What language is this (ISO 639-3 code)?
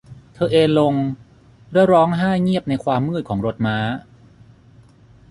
tha